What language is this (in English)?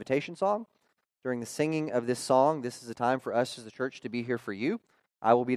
English